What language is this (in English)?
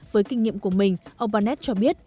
Vietnamese